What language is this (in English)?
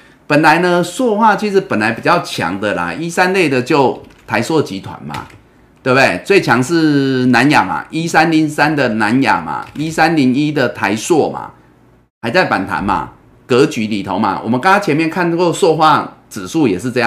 Chinese